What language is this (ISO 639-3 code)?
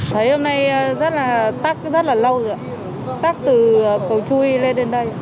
vie